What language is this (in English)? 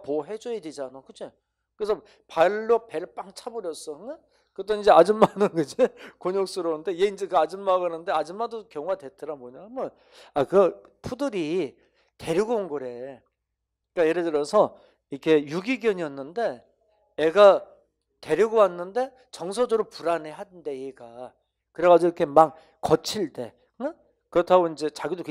Korean